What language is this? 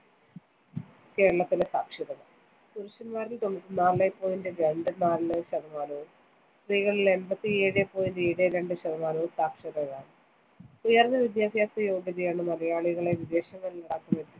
Malayalam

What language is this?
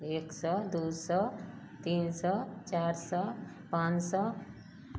Maithili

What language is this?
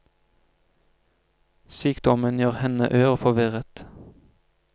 Norwegian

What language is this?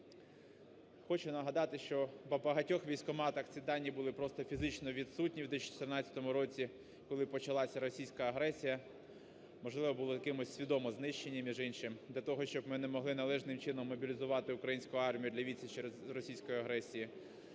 Ukrainian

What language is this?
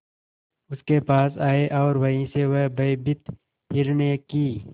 Hindi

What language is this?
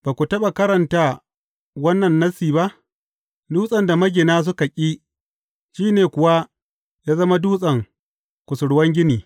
Hausa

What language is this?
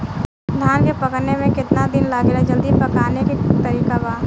Bhojpuri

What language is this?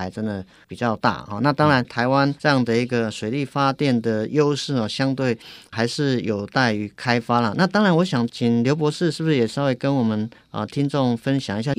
Chinese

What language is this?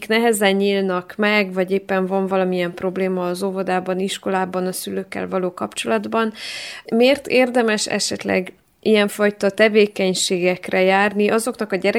Hungarian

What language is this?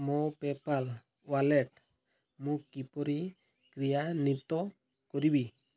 Odia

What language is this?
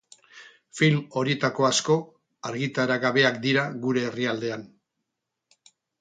Basque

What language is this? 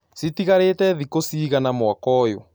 Kikuyu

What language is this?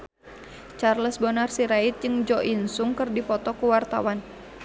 Sundanese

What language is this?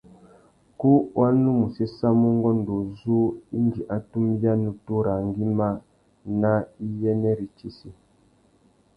Tuki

